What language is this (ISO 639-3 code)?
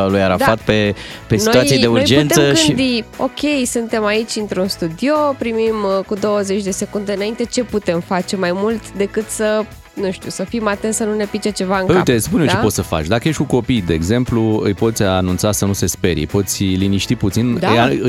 ron